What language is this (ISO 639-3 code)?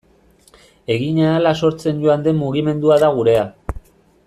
eus